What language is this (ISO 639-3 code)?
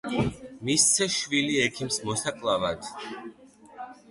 kat